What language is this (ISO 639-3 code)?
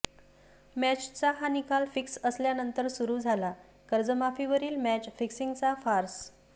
mar